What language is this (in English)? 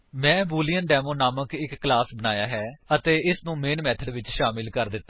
Punjabi